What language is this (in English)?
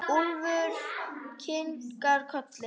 Icelandic